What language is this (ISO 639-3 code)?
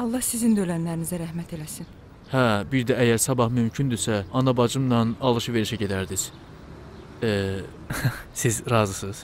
tur